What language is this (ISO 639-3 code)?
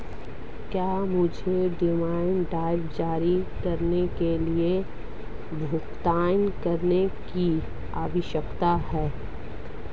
hin